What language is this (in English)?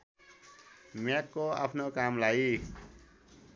Nepali